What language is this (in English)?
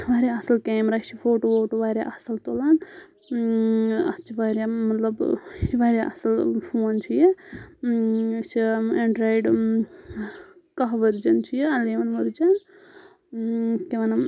Kashmiri